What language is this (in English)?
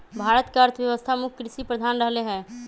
Magahi